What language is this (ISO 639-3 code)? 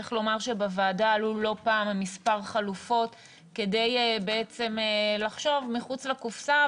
heb